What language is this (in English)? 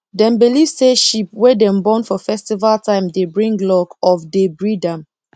Nigerian Pidgin